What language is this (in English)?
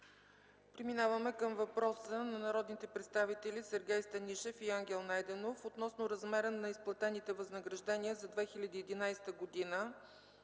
Bulgarian